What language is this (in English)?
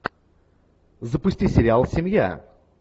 Russian